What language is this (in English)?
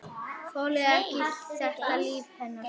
Icelandic